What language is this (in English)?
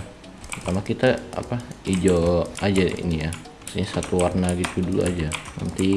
Indonesian